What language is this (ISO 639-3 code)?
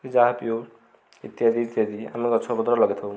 ori